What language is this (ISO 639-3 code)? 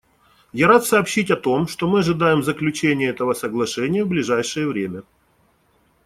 rus